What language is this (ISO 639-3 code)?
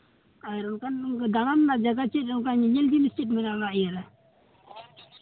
sat